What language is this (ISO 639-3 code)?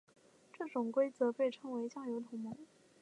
zho